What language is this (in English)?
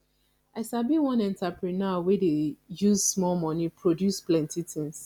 Nigerian Pidgin